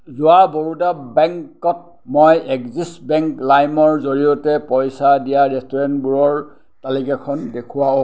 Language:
Assamese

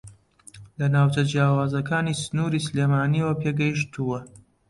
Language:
Central Kurdish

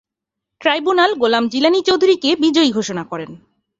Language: Bangla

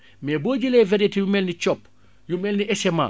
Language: Wolof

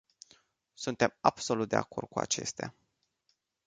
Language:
Romanian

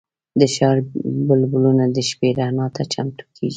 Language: Pashto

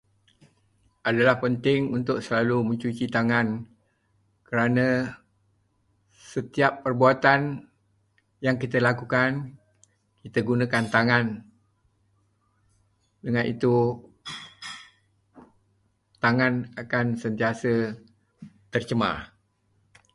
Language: Malay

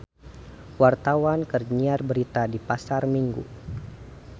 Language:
Sundanese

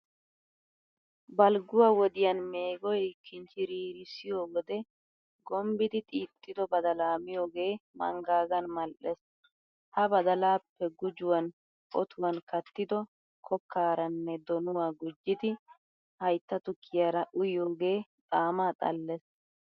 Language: Wolaytta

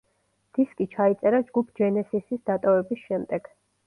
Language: Georgian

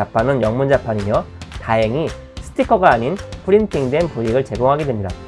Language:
Korean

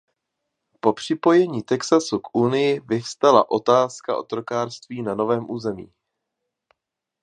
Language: Czech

